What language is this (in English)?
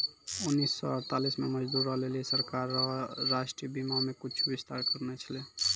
Maithili